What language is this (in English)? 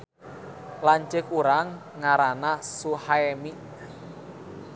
Sundanese